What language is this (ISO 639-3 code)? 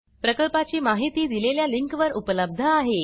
mar